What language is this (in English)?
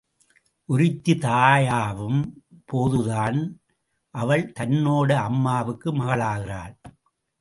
Tamil